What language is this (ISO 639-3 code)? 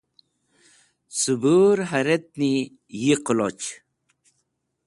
wbl